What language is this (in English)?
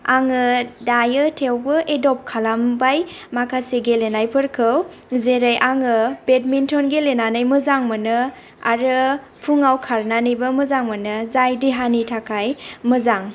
Bodo